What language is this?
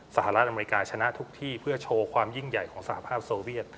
Thai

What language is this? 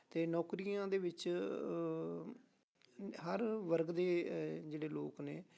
Punjabi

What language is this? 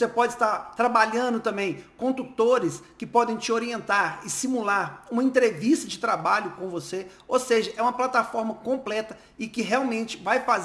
Portuguese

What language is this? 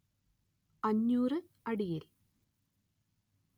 Malayalam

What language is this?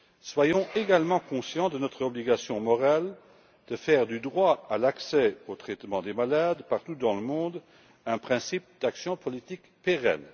French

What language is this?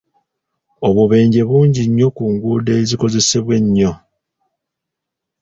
Ganda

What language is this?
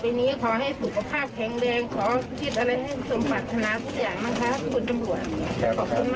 Thai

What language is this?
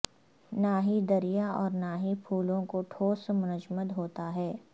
Urdu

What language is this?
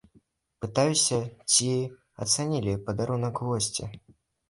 Belarusian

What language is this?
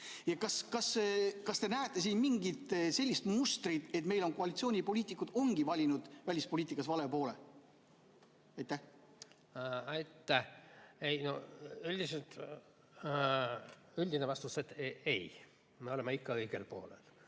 Estonian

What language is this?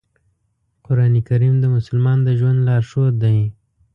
Pashto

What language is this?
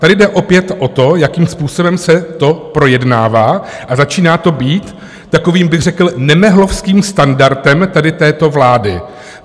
Czech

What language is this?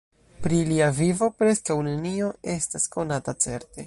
Esperanto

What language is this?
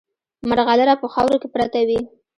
Pashto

